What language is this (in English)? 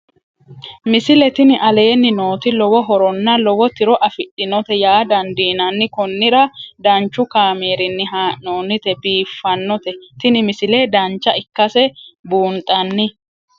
Sidamo